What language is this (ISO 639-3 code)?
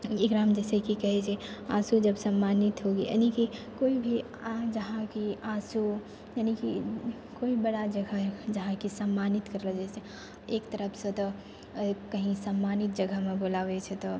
mai